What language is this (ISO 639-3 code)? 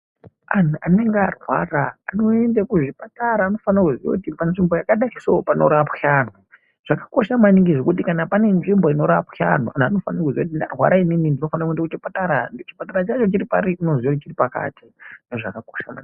ndc